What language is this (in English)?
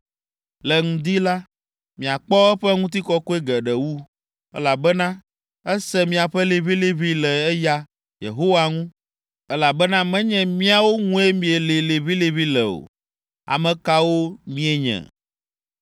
Ewe